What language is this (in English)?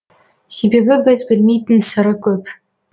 Kazakh